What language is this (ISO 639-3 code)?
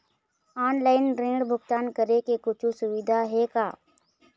hne